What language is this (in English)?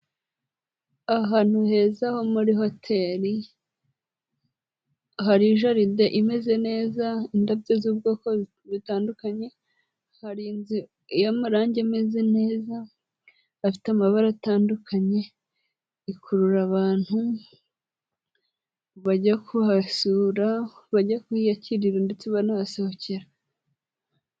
Kinyarwanda